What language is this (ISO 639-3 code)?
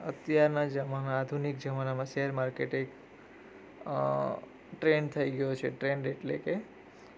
guj